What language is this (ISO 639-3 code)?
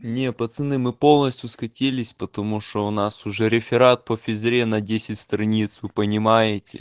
rus